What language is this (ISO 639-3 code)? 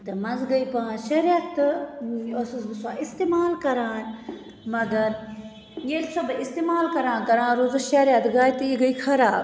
kas